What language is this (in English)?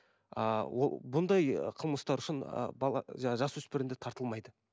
Kazakh